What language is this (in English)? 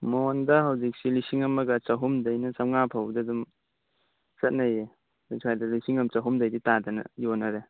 Manipuri